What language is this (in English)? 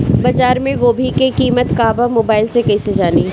Bhojpuri